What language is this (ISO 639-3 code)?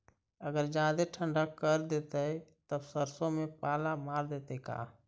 mag